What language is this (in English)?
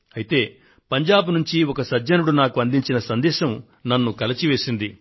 Telugu